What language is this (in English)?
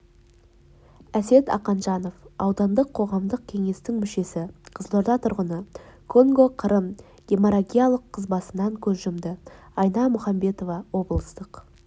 Kazakh